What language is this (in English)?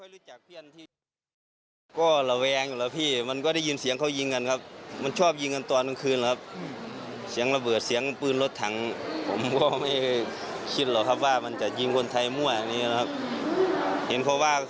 Thai